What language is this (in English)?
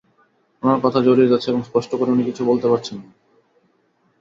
Bangla